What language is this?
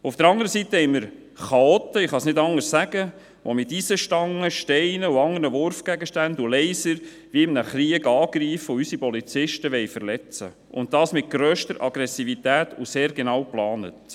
Swiss German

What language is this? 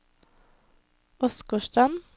Norwegian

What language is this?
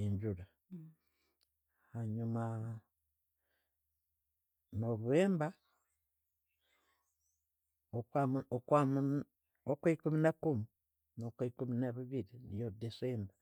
Tooro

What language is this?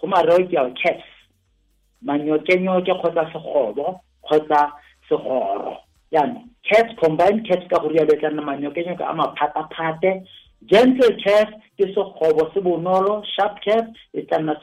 Croatian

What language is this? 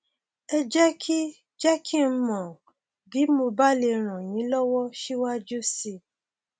Yoruba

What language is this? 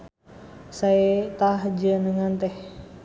Sundanese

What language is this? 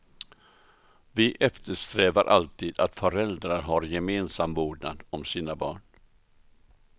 Swedish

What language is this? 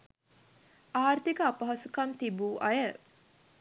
Sinhala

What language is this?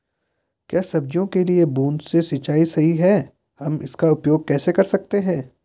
Hindi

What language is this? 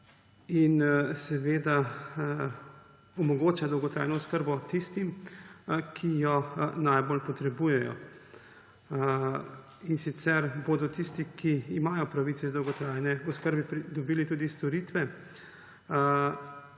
Slovenian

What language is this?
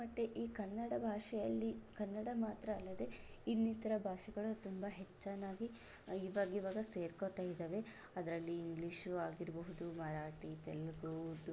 Kannada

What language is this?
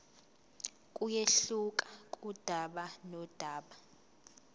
Zulu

